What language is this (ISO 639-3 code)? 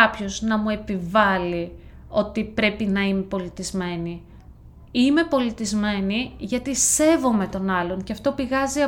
ell